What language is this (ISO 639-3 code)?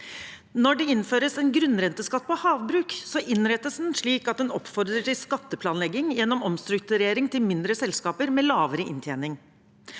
nor